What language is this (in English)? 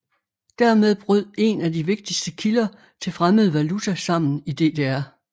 Danish